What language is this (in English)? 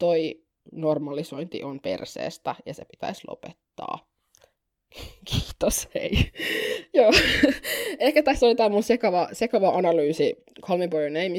Finnish